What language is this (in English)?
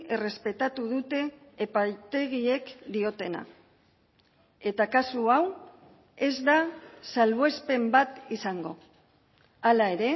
Basque